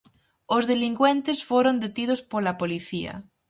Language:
Galician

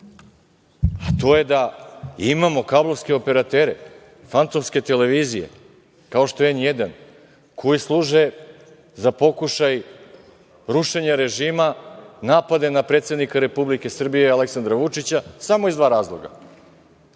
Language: Serbian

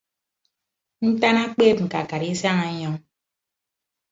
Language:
Ibibio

